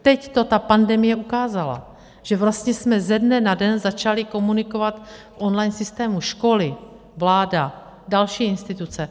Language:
Czech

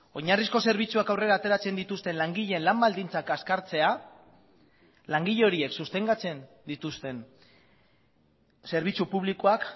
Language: Basque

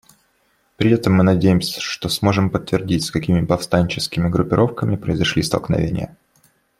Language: Russian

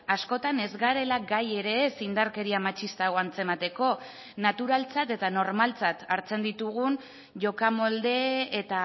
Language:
Basque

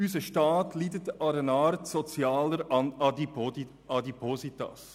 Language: Swiss German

